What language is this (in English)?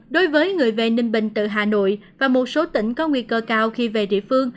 Vietnamese